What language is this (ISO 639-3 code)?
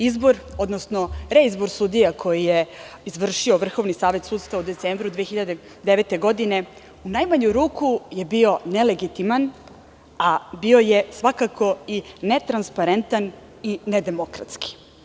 srp